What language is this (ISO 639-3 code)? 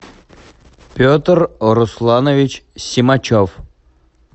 rus